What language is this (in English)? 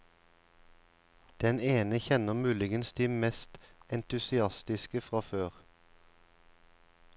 Norwegian